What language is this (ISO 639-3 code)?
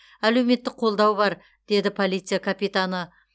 kaz